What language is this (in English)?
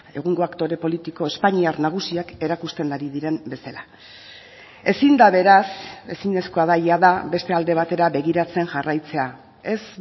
Basque